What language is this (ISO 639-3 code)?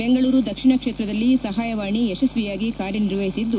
kan